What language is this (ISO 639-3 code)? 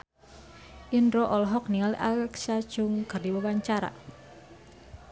sun